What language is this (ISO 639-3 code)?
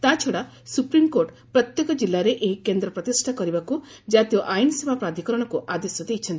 ori